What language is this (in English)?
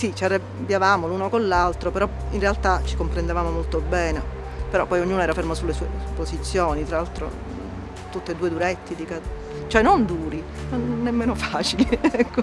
Italian